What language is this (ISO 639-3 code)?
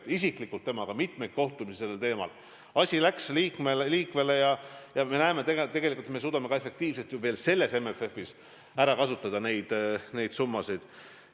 est